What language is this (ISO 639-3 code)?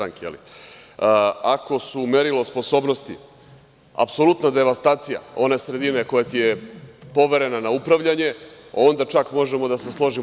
srp